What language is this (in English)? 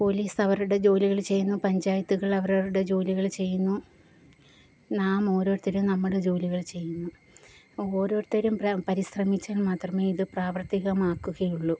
Malayalam